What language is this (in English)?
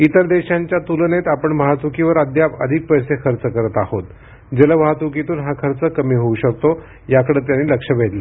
Marathi